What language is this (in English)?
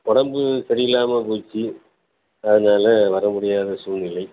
Tamil